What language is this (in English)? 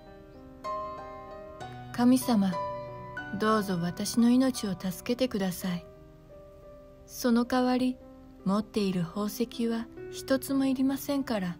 Japanese